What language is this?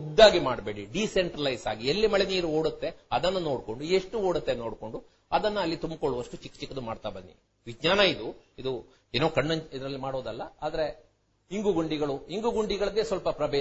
Kannada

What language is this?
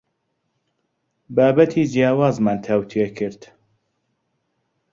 Central Kurdish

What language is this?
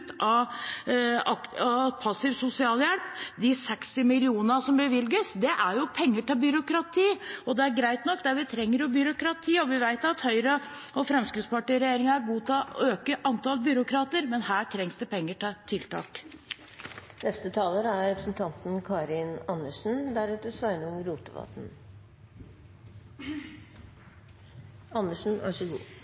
Norwegian Bokmål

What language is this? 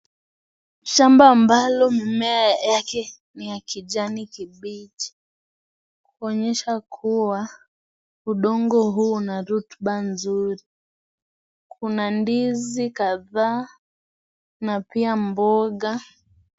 Swahili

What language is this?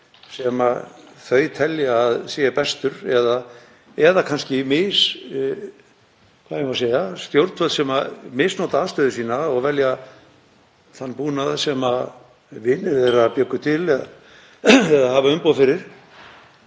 Icelandic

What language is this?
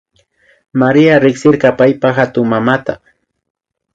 Imbabura Highland Quichua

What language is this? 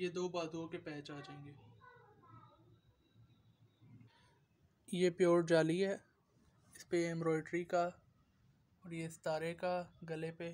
Hindi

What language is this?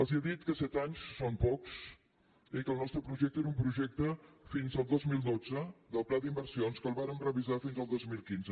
Catalan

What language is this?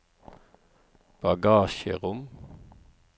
Norwegian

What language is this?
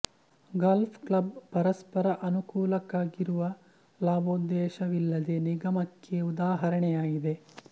Kannada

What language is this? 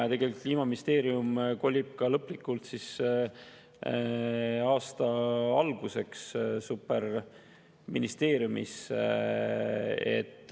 Estonian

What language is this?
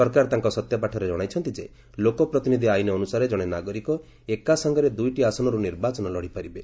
Odia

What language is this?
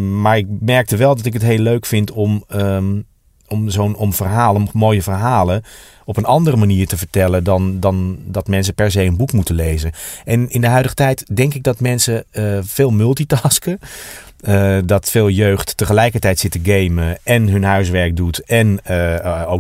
Dutch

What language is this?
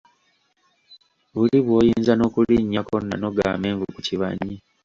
Ganda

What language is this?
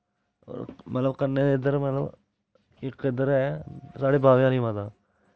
Dogri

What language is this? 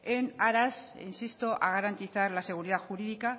Spanish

